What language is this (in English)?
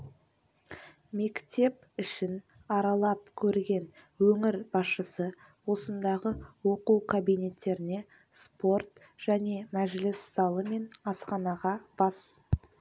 Kazakh